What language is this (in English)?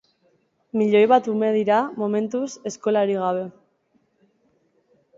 Basque